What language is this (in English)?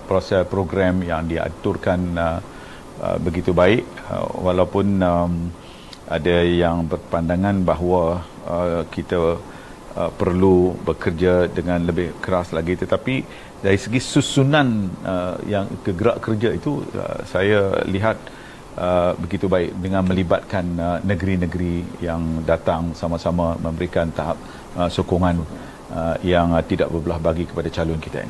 Malay